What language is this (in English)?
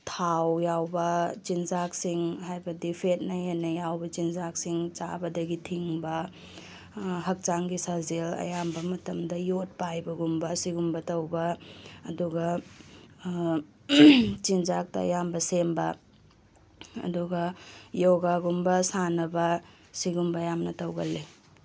Manipuri